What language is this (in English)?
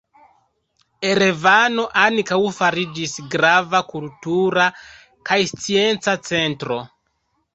Esperanto